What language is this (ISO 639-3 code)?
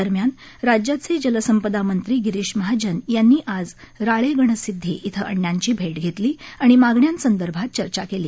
mar